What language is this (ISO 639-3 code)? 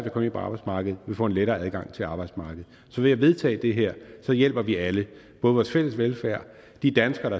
dan